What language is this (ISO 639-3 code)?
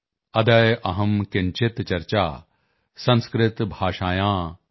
pan